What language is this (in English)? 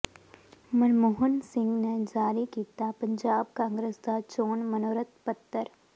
Punjabi